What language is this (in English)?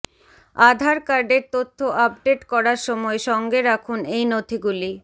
Bangla